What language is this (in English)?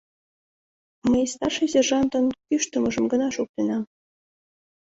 Mari